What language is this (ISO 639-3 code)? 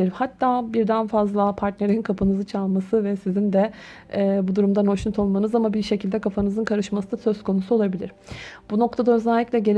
tur